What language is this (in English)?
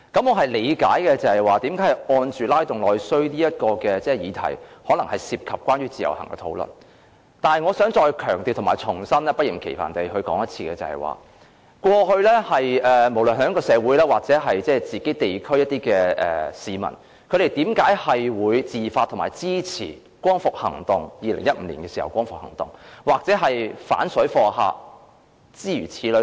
Cantonese